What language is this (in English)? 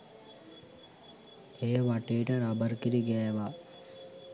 Sinhala